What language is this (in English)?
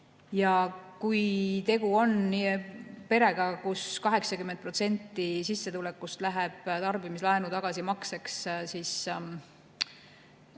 Estonian